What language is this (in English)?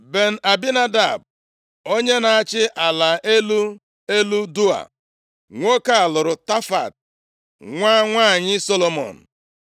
Igbo